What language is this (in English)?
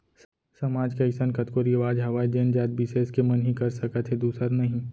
Chhattisgarhi